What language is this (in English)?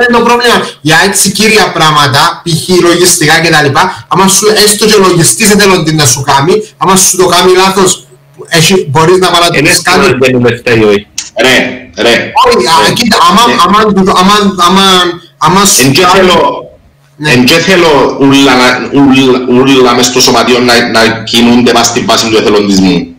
Greek